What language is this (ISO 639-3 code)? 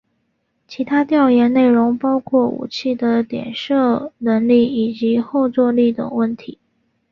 zho